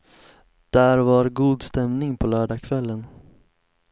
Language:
Swedish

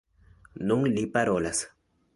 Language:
Esperanto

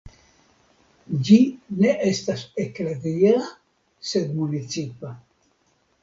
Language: Esperanto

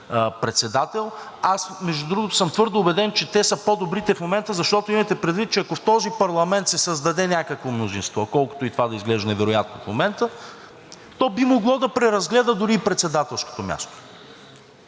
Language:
Bulgarian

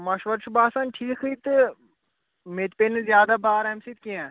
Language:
Kashmiri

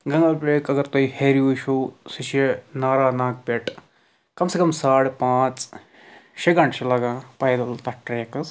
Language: Kashmiri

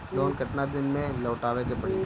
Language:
Bhojpuri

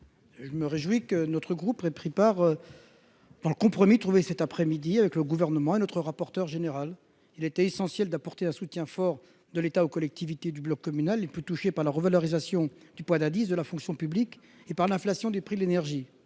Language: French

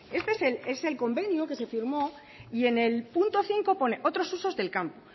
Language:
Spanish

